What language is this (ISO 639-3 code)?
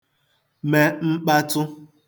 ibo